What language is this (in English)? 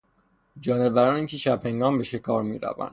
Persian